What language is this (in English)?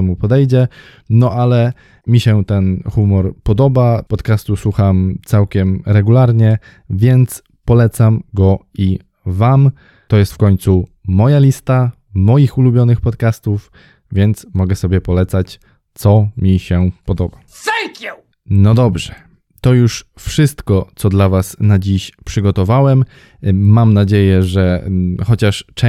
Polish